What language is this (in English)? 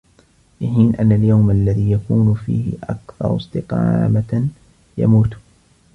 Arabic